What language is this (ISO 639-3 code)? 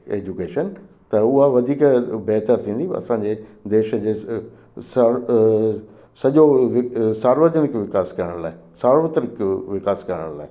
snd